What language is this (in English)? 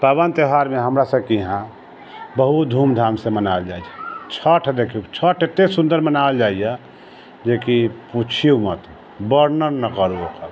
Maithili